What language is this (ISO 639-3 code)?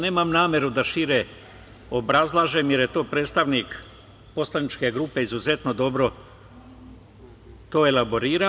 srp